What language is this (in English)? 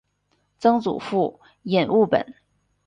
Chinese